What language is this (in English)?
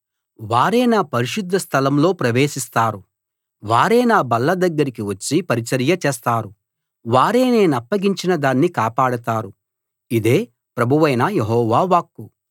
Telugu